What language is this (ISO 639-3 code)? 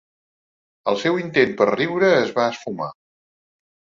cat